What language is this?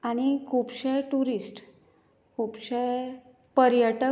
Konkani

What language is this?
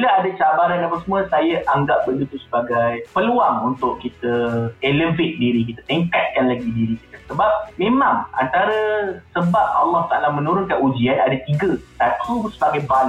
Malay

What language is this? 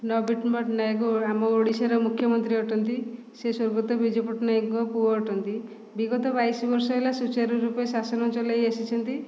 Odia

